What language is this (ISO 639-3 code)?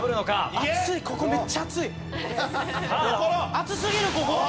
jpn